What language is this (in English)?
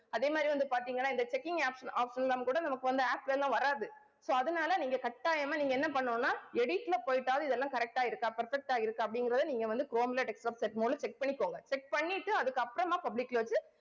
Tamil